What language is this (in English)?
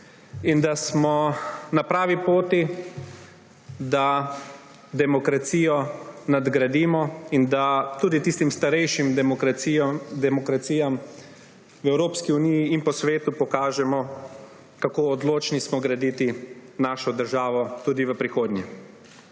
Slovenian